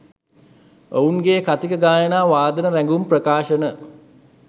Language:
Sinhala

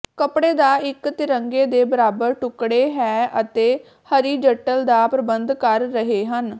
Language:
Punjabi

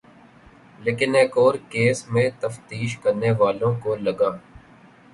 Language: Urdu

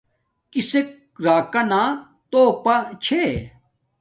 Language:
Domaaki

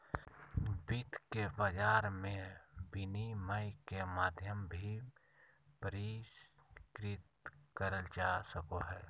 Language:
Magahi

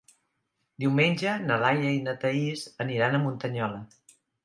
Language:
Catalan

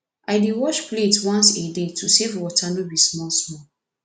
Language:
Nigerian Pidgin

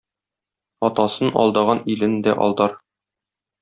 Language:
Tatar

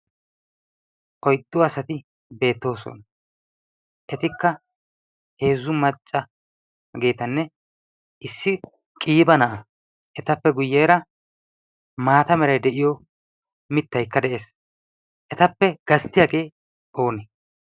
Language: Wolaytta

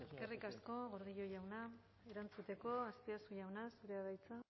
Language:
Basque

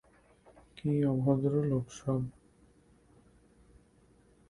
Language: Bangla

